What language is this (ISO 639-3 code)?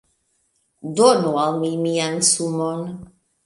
epo